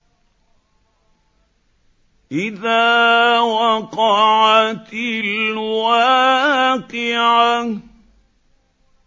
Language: Arabic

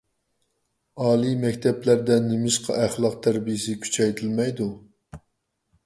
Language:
Uyghur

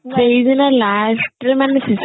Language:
Odia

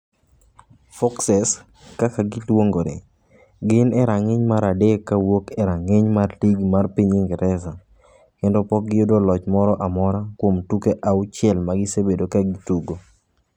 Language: Luo (Kenya and Tanzania)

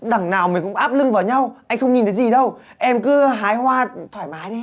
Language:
Vietnamese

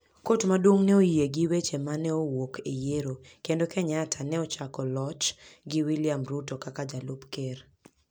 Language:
Luo (Kenya and Tanzania)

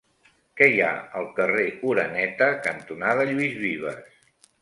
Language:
Catalan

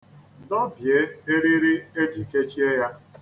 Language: Igbo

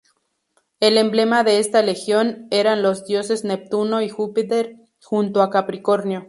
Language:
Spanish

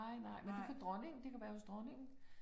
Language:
Danish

